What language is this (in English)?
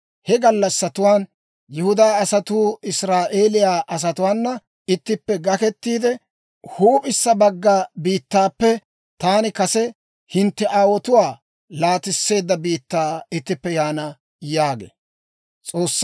Dawro